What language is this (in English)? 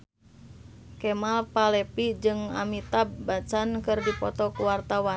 Sundanese